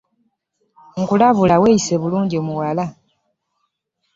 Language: Ganda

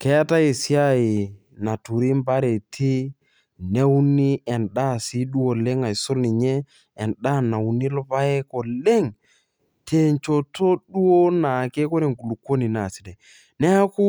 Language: Masai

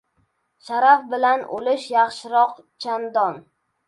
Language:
Uzbek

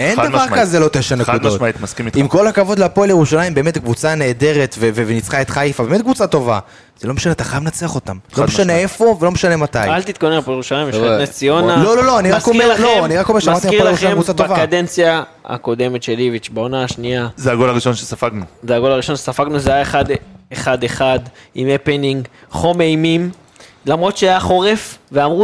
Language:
Hebrew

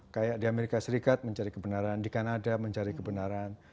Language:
Indonesian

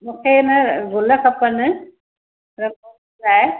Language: Sindhi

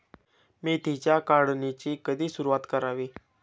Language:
Marathi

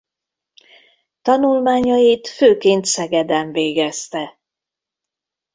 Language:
Hungarian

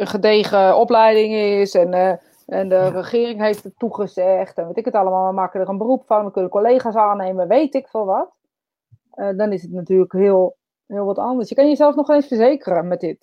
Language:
Dutch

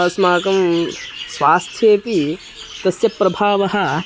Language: Sanskrit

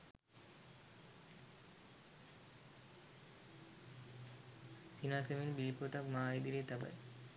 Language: Sinhala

